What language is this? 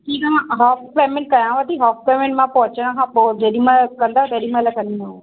Sindhi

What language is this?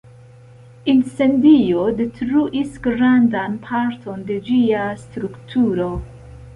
Esperanto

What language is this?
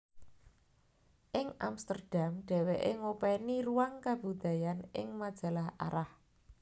Javanese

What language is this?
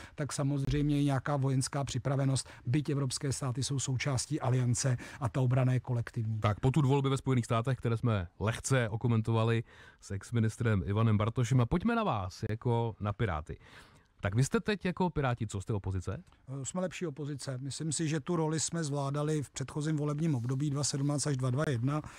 Czech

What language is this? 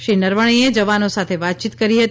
Gujarati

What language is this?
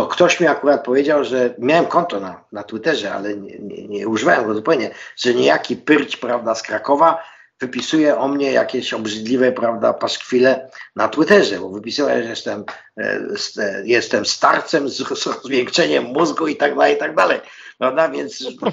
Polish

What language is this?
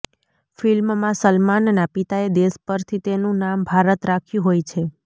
Gujarati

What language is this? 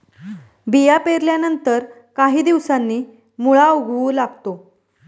Marathi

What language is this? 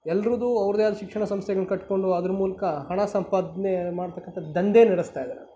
Kannada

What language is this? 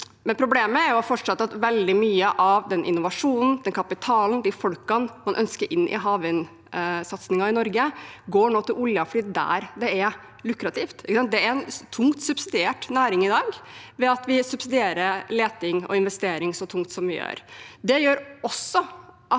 Norwegian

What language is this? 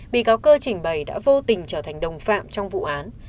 Vietnamese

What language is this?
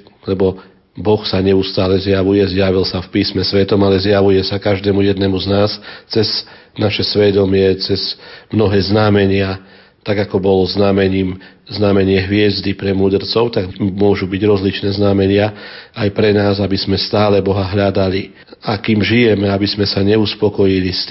Slovak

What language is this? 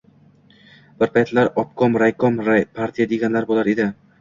Uzbek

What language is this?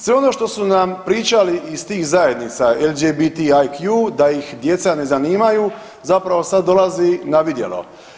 Croatian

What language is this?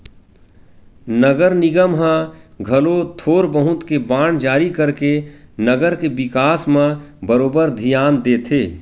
Chhattisgarhi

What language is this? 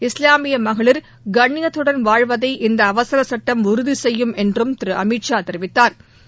Tamil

